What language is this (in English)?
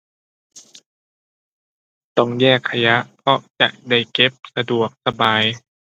Thai